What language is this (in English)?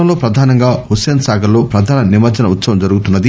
Telugu